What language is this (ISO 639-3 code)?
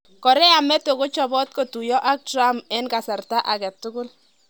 kln